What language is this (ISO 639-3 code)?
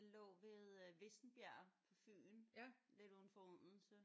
dan